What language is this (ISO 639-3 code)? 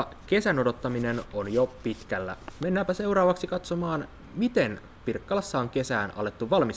fin